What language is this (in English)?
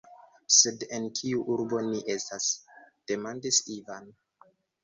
Esperanto